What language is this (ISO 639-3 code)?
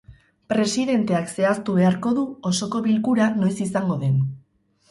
eus